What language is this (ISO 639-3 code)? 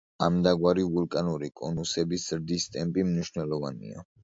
kat